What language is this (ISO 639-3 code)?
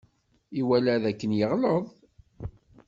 kab